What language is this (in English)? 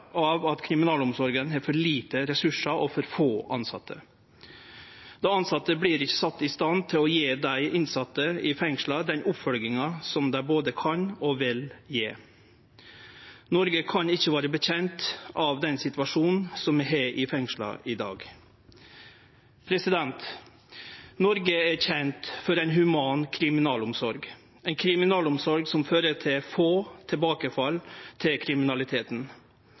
Norwegian Nynorsk